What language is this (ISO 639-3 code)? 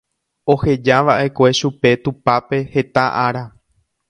grn